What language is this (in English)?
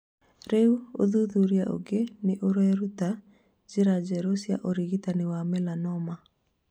Kikuyu